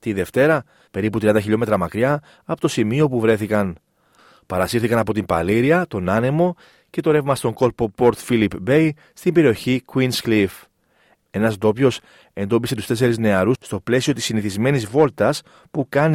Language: Greek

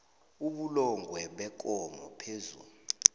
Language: South Ndebele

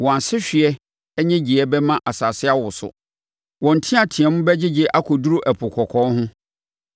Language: Akan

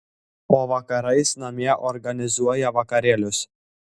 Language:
Lithuanian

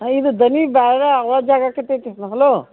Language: Kannada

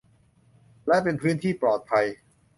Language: Thai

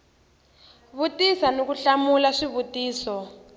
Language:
Tsonga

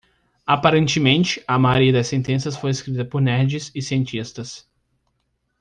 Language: Portuguese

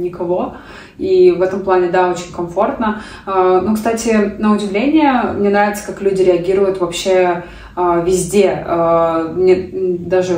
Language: Russian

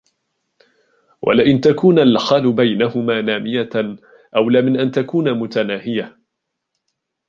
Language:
Arabic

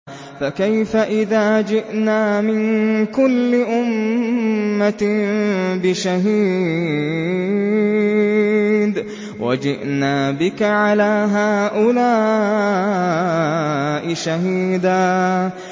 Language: Arabic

